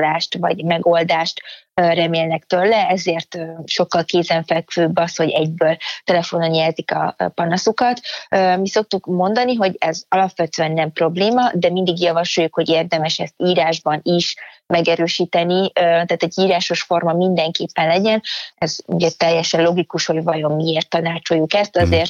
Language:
Hungarian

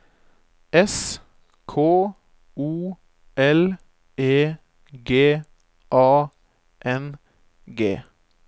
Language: Norwegian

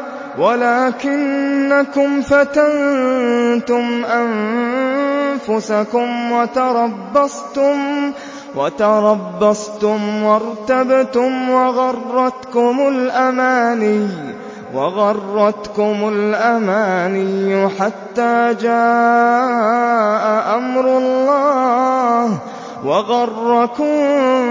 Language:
Arabic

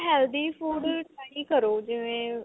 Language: Punjabi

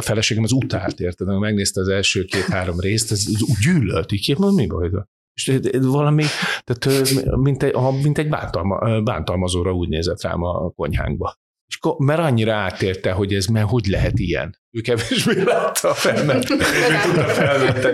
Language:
Hungarian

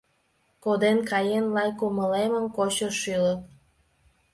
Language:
Mari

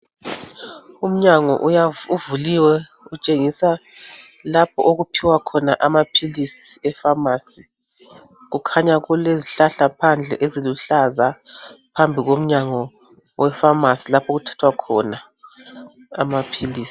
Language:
North Ndebele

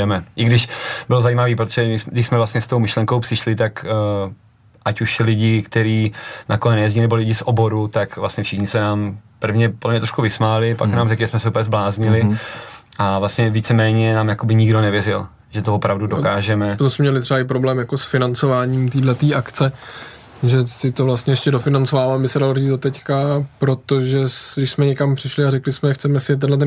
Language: Czech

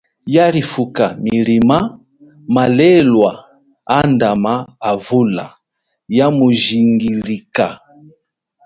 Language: Chokwe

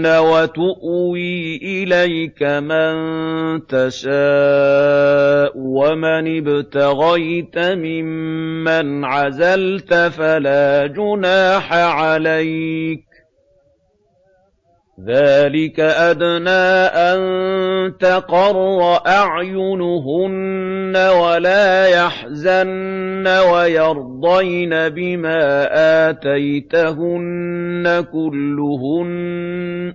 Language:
Arabic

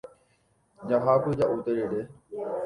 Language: Guarani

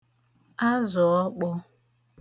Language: Igbo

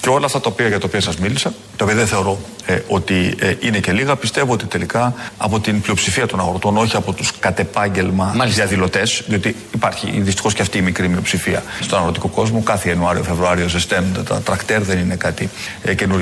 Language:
Greek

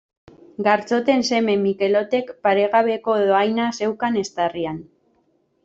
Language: Basque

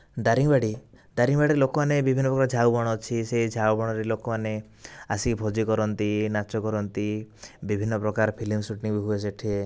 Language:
Odia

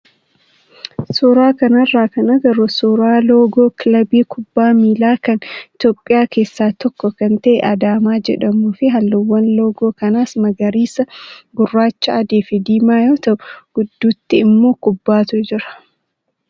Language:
Oromo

